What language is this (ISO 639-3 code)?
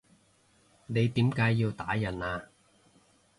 yue